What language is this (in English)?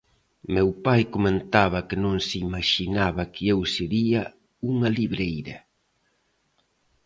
Galician